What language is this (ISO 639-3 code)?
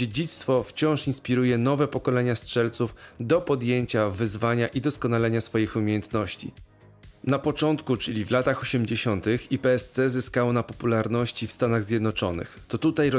pol